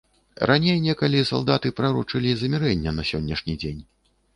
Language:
Belarusian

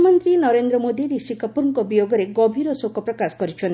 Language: Odia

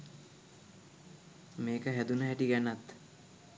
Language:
Sinhala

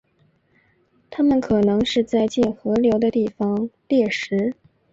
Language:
Chinese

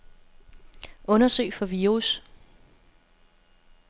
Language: Danish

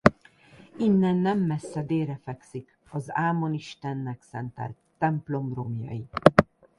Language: Hungarian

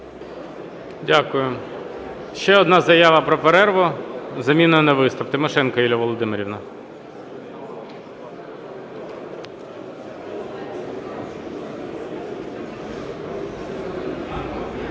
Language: Ukrainian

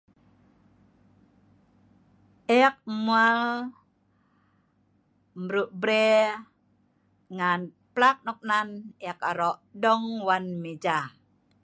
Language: Sa'ban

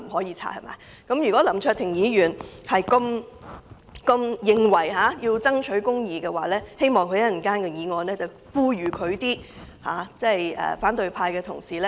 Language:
Cantonese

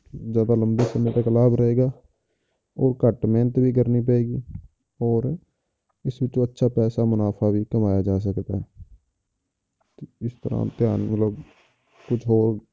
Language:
Punjabi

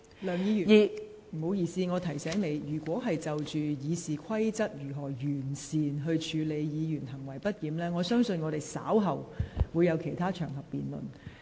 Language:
Cantonese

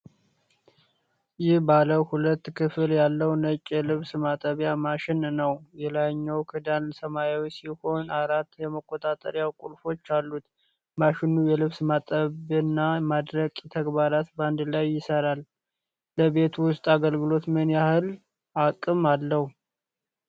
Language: Amharic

